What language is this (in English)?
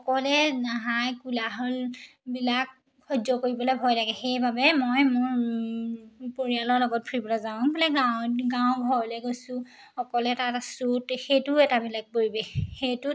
Assamese